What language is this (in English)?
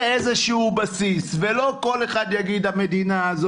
Hebrew